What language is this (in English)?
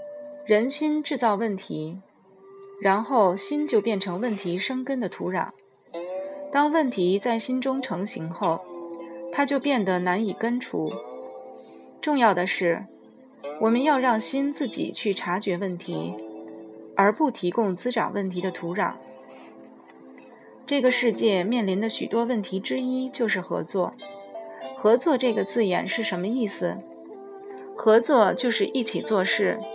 Chinese